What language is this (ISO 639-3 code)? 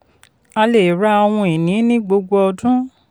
yor